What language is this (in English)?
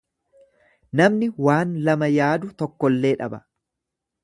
Oromo